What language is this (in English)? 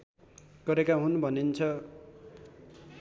Nepali